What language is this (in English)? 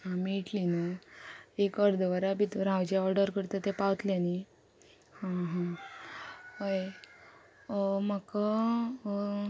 Konkani